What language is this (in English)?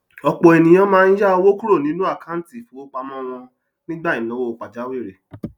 Yoruba